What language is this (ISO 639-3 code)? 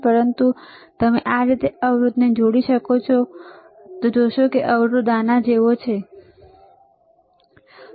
guj